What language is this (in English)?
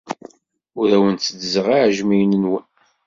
Kabyle